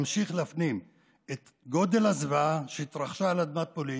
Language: Hebrew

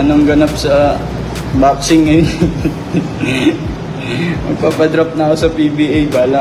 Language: Filipino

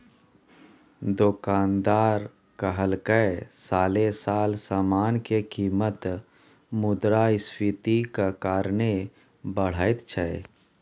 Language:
Maithili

